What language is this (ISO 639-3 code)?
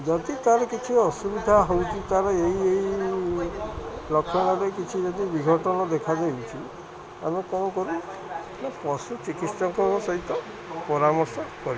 ori